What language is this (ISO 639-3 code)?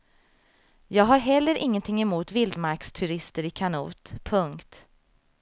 swe